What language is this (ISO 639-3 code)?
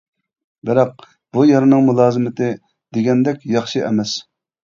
uig